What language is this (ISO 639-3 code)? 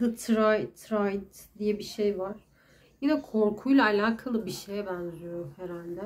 tur